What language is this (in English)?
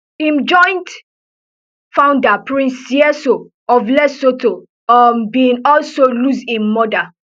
Nigerian Pidgin